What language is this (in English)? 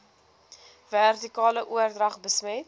Afrikaans